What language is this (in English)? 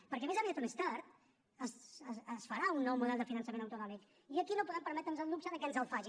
Catalan